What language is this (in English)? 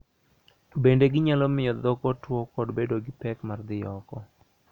Luo (Kenya and Tanzania)